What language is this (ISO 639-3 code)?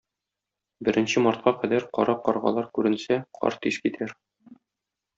tat